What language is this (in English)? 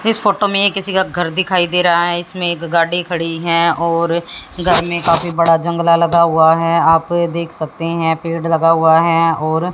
Hindi